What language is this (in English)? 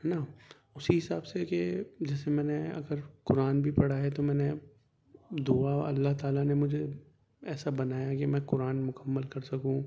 Urdu